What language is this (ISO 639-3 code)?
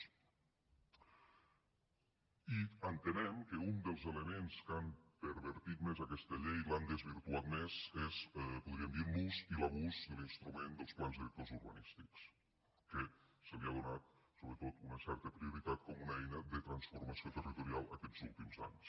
cat